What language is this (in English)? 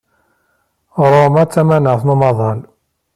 Kabyle